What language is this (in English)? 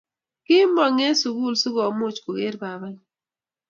Kalenjin